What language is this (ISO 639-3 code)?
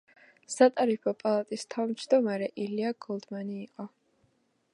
kat